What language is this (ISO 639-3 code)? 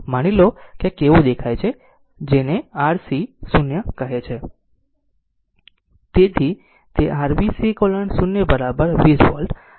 guj